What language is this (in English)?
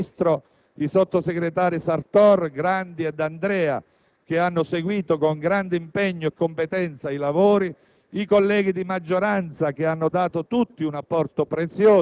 Italian